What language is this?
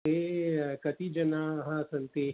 Sanskrit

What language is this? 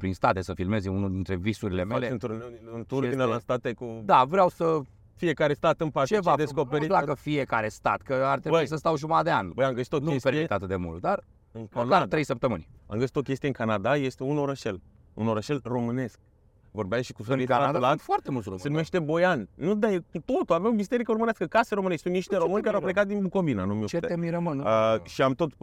Romanian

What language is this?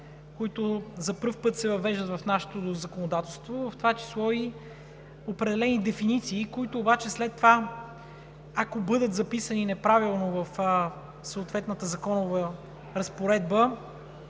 Bulgarian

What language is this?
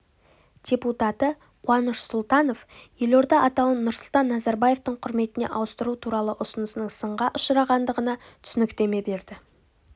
Kazakh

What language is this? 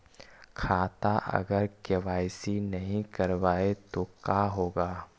Magahi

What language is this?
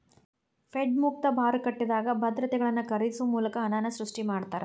Kannada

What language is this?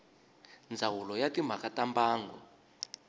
Tsonga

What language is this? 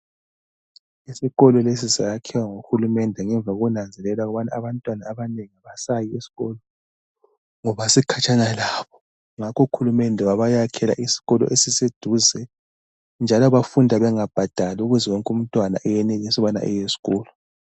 North Ndebele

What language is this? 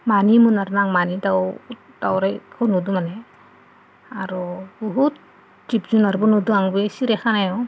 Bodo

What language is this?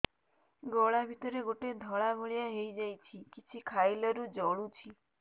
Odia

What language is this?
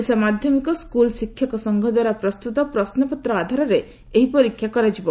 Odia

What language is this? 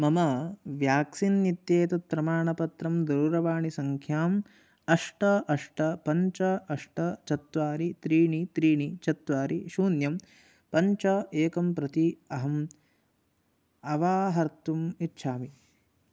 Sanskrit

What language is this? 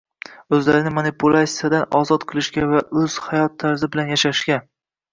Uzbek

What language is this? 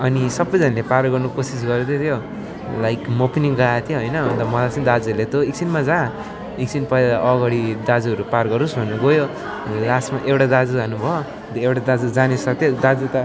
Nepali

